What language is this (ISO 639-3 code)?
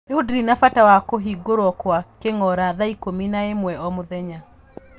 kik